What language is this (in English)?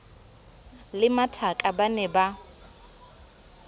Southern Sotho